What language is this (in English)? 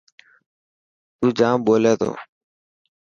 Dhatki